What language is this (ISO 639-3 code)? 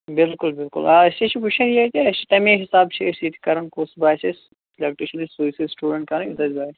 kas